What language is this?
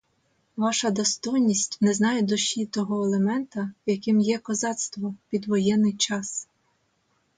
Ukrainian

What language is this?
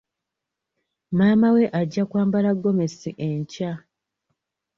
Ganda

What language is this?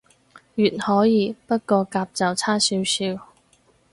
Cantonese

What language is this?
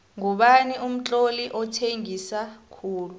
South Ndebele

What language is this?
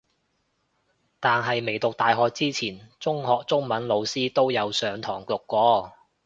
Cantonese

